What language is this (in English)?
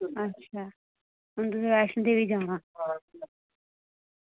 Dogri